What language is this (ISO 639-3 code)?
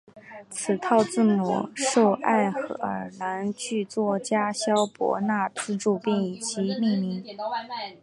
zho